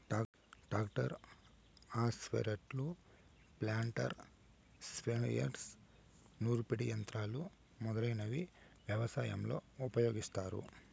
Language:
Telugu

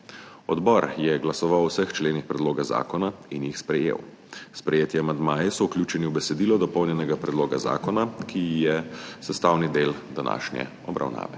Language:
Slovenian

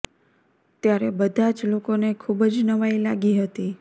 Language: Gujarati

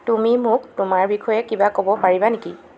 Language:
Assamese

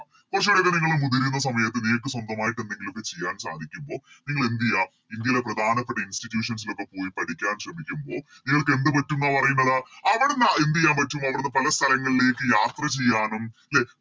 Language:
Malayalam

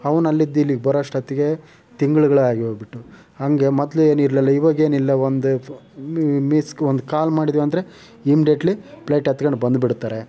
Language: Kannada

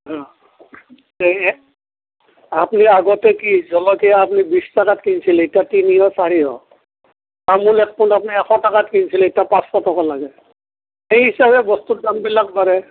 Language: Assamese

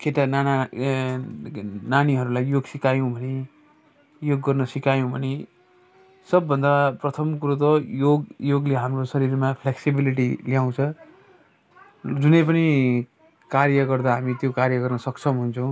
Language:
Nepali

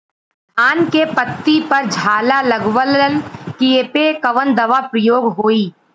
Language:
Bhojpuri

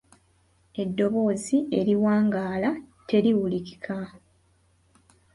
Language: Ganda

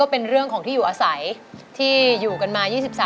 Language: Thai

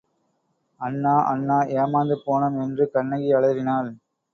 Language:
Tamil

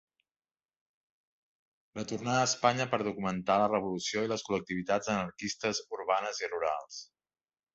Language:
Catalan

